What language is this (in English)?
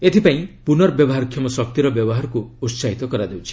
Odia